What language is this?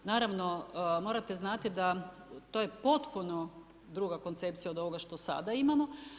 Croatian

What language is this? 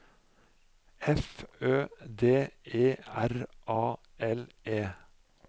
Norwegian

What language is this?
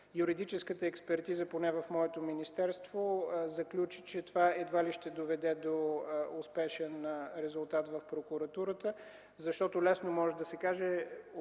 Bulgarian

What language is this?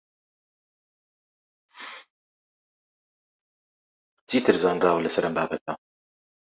Central Kurdish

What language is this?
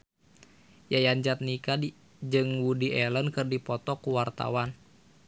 Sundanese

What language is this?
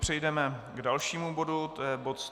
Czech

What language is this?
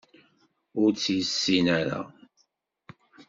Kabyle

